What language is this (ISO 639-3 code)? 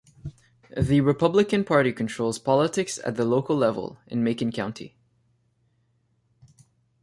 eng